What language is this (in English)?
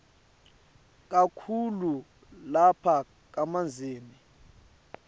Swati